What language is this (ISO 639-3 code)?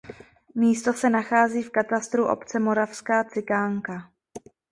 ces